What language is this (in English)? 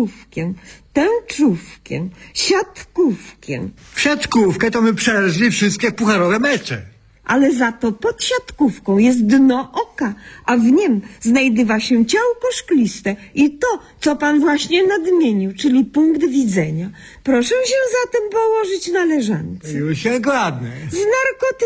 Polish